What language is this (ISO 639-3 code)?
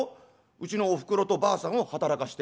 jpn